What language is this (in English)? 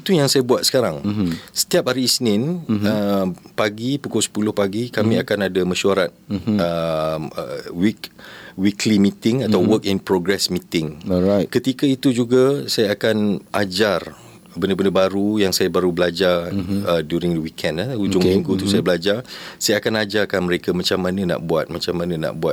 Malay